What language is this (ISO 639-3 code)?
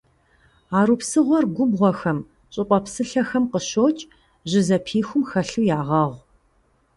kbd